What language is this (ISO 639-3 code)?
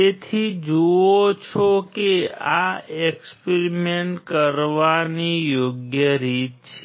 guj